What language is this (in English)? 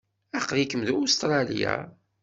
Kabyle